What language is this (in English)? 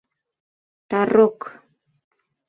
Mari